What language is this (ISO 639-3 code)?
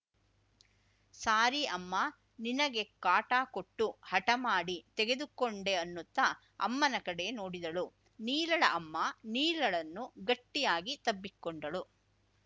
kan